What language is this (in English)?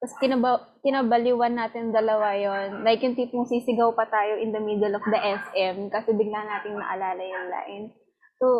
Filipino